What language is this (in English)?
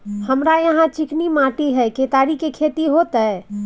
Maithili